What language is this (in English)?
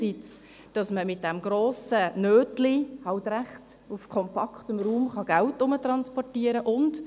Swiss German